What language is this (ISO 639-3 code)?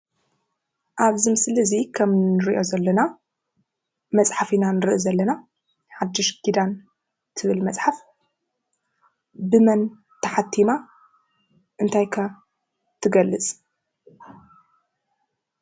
tir